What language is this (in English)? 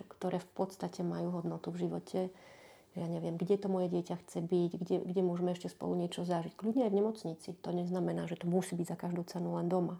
Slovak